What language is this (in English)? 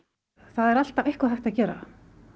Icelandic